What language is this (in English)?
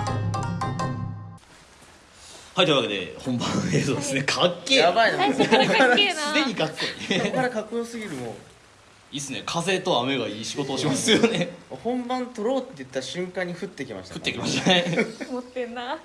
Japanese